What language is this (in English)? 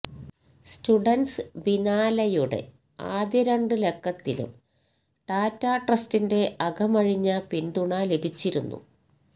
Malayalam